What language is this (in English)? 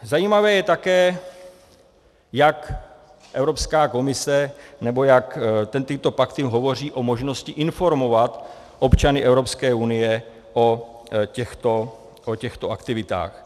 Czech